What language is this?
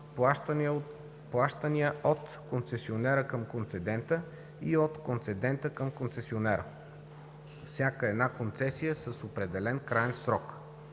Bulgarian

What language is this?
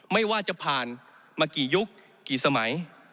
Thai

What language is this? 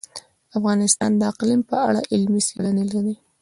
Pashto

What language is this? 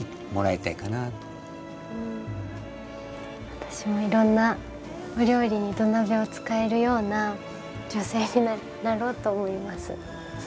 Japanese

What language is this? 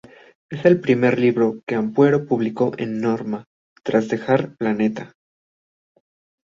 Spanish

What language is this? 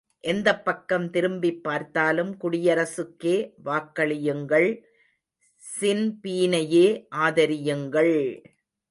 Tamil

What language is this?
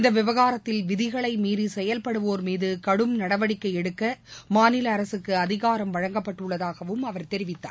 Tamil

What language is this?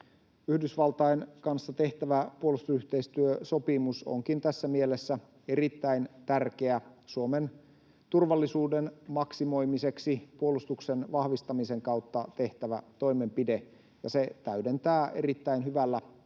Finnish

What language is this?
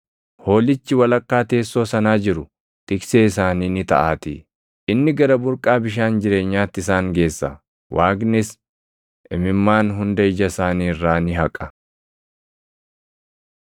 Oromo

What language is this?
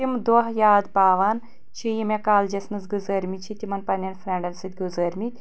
Kashmiri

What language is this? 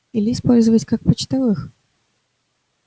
Russian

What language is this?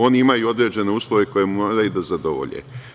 Serbian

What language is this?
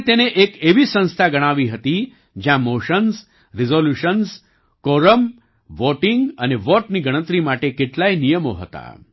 Gujarati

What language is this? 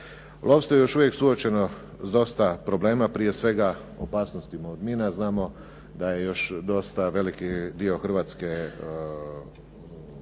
Croatian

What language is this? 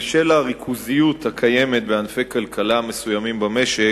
Hebrew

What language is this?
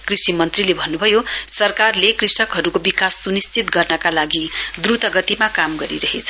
Nepali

